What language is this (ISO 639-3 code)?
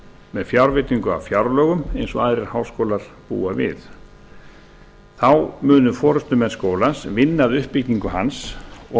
isl